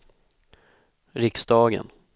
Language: Swedish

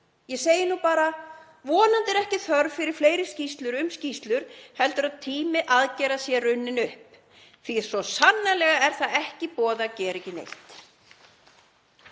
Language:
Icelandic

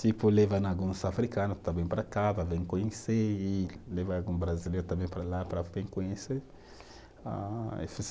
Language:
Portuguese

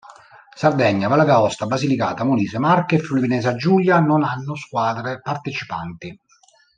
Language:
Italian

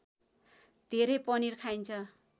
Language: Nepali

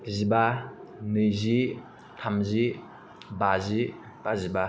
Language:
Bodo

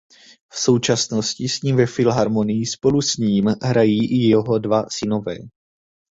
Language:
Czech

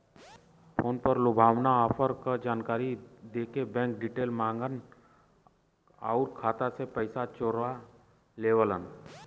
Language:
Bhojpuri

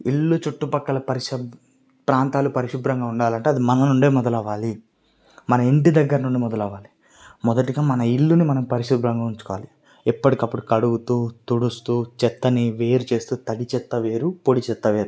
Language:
Telugu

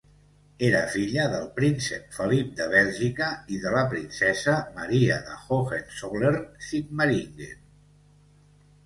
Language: Catalan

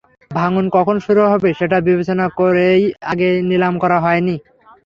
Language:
Bangla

